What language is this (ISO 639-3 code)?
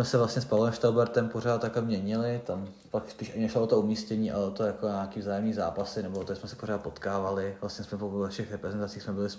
ces